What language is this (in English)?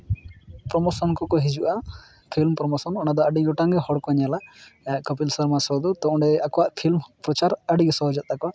Santali